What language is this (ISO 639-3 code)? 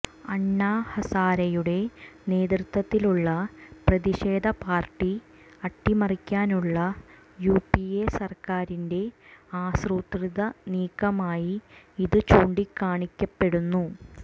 mal